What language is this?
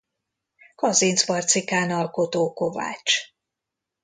Hungarian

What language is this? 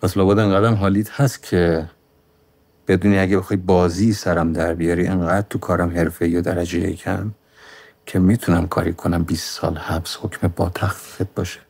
Persian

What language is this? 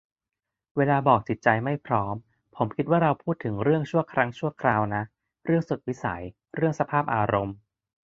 Thai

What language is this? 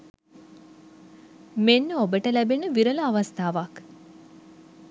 Sinhala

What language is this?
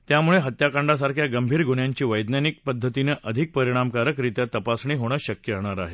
Marathi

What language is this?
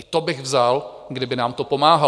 Czech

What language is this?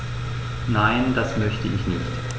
German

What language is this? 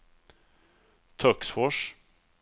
Swedish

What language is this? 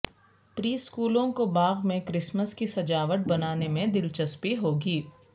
Urdu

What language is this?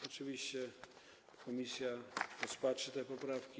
Polish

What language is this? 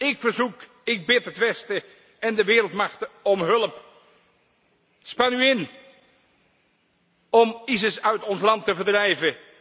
Dutch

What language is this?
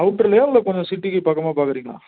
Tamil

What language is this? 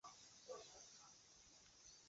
Chinese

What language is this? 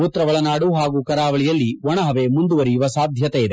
Kannada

